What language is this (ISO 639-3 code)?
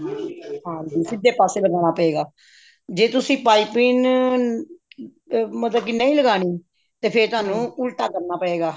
pan